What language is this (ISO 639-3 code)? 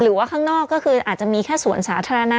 tha